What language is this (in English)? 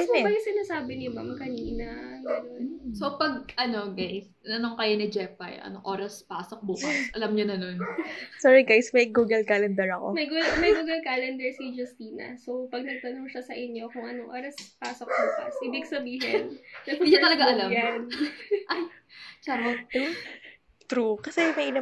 Filipino